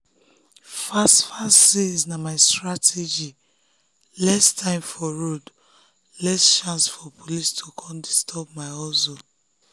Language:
Nigerian Pidgin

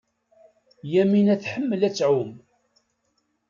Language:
Kabyle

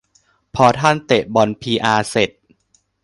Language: Thai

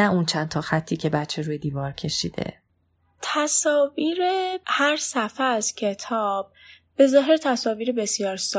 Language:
Persian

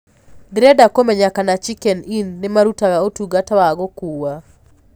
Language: Kikuyu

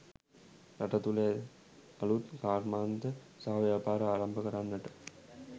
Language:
Sinhala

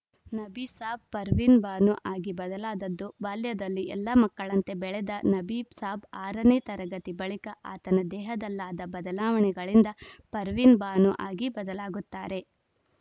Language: Kannada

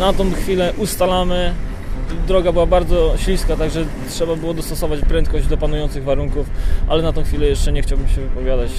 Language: Polish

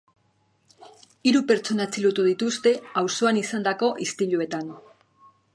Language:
Basque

